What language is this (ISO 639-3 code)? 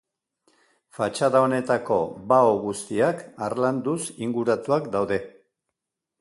eus